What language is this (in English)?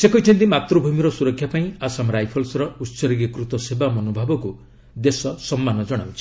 Odia